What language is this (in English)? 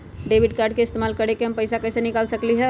Magahi